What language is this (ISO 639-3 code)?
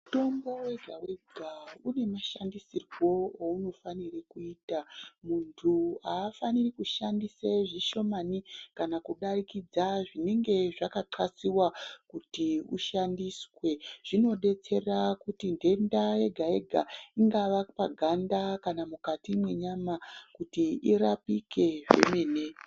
ndc